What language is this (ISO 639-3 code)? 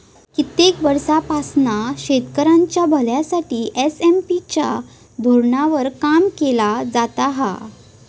mar